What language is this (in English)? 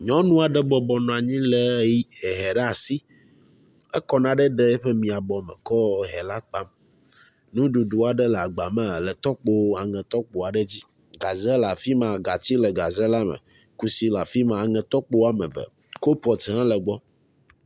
Ewe